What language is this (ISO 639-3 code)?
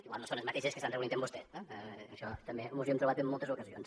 cat